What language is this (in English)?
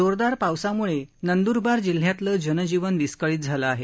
Marathi